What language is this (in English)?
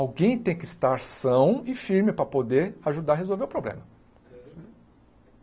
Portuguese